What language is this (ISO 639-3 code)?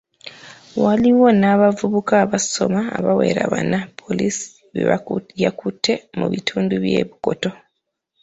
lug